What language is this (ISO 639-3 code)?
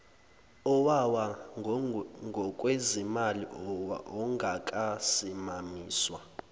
zul